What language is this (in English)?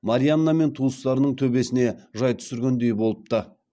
Kazakh